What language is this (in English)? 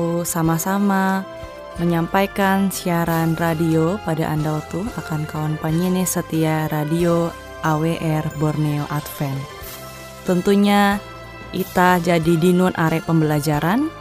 Indonesian